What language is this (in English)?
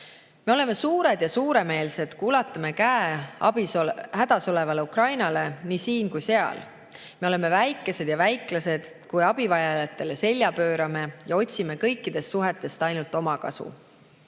Estonian